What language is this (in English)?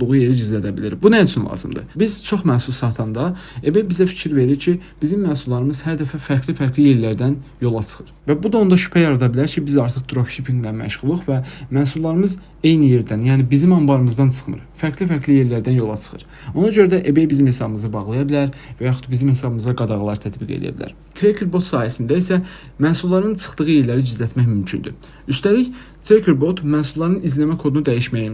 Turkish